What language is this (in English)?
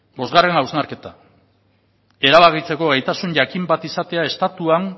Basque